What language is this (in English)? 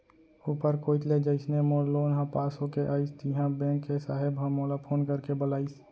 Chhattisgarhi